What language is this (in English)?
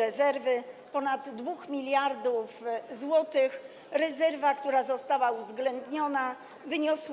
Polish